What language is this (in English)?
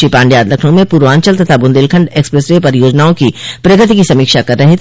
Hindi